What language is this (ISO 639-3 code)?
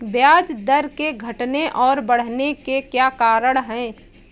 hin